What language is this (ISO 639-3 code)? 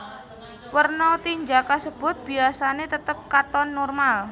jav